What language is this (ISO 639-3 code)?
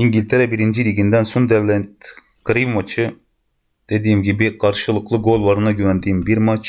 tur